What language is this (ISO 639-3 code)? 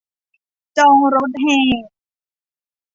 tha